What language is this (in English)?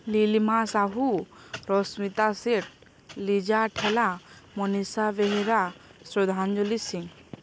Odia